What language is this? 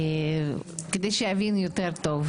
Hebrew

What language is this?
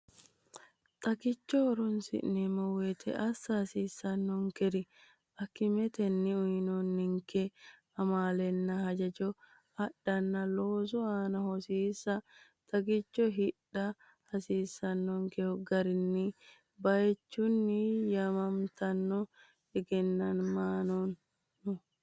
Sidamo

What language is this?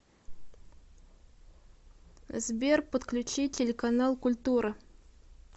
Russian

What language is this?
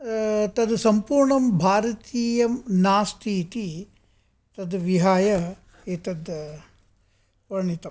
Sanskrit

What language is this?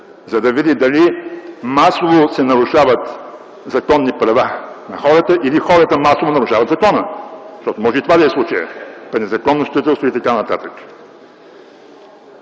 Bulgarian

